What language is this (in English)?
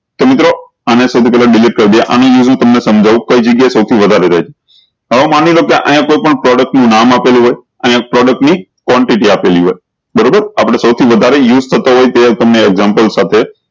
Gujarati